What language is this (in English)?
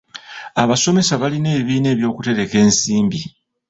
Ganda